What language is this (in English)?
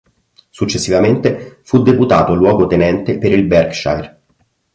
Italian